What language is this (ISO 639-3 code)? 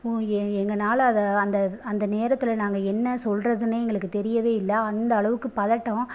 tam